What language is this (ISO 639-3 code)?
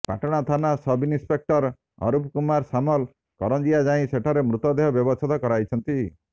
ori